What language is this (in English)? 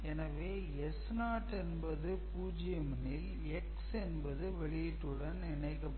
Tamil